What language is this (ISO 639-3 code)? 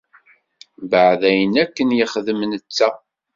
kab